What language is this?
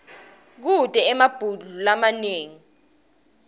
Swati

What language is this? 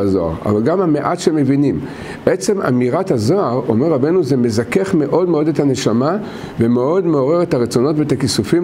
Hebrew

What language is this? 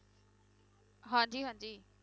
Punjabi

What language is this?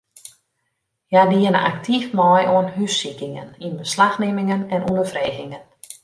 Western Frisian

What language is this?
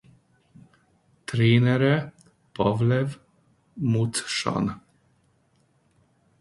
Hungarian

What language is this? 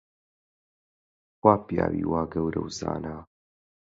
Central Kurdish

